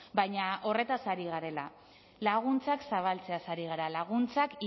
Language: Basque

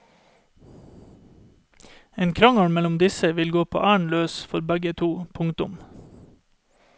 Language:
Norwegian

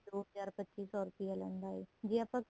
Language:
Punjabi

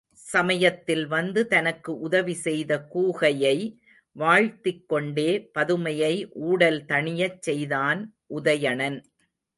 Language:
Tamil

